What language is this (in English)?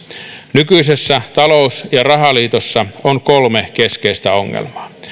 Finnish